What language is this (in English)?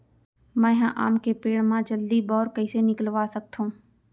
Chhattisgarhi